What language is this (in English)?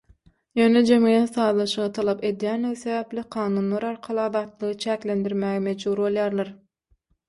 Turkmen